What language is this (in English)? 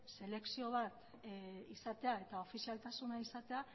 Basque